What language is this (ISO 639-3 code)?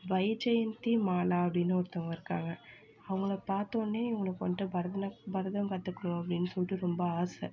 tam